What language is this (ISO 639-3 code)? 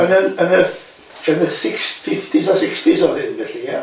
cym